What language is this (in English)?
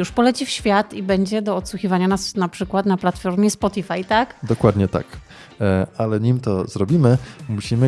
Polish